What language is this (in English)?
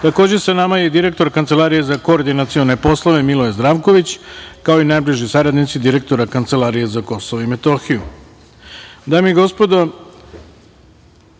Serbian